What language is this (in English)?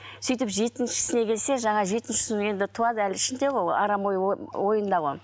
Kazakh